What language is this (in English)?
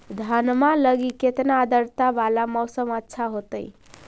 Magahi